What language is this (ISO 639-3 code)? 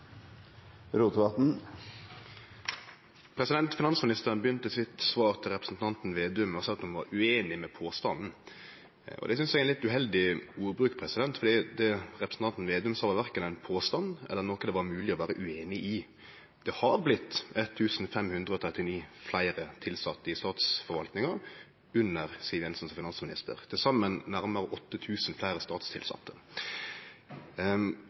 nno